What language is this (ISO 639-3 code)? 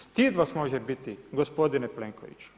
hrv